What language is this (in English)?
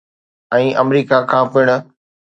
Sindhi